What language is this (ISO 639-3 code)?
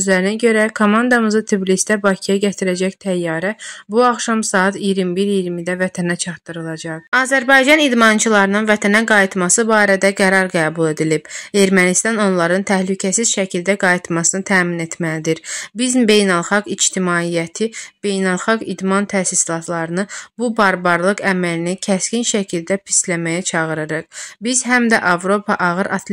tur